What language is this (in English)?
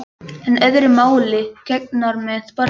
Icelandic